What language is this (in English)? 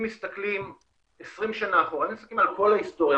Hebrew